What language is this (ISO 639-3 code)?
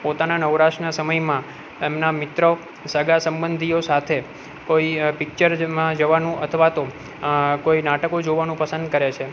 guj